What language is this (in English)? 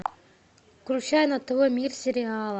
Russian